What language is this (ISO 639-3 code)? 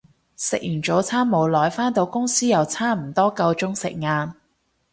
yue